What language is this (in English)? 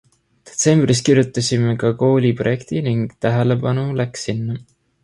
Estonian